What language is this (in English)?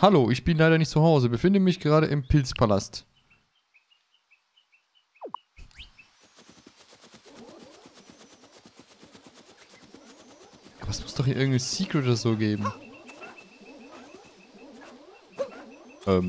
German